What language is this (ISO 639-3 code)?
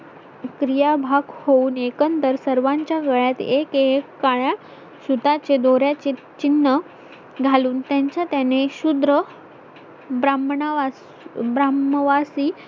mar